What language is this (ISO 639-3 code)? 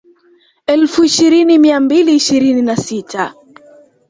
swa